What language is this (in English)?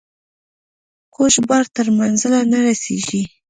Pashto